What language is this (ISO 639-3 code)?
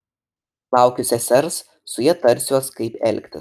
lit